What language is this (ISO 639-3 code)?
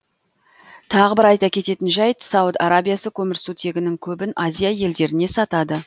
kaz